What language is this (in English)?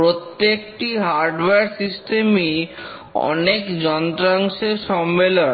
Bangla